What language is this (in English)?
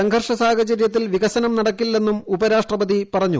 Malayalam